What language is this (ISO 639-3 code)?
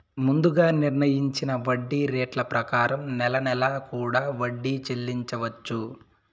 tel